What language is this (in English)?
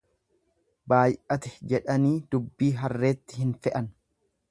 Oromo